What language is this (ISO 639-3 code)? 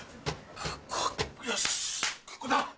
jpn